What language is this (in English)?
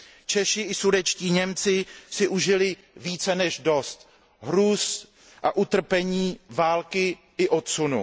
Czech